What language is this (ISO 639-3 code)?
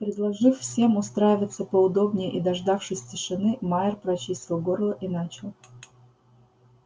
rus